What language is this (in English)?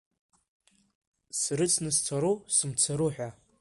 Abkhazian